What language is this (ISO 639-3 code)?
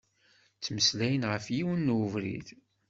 kab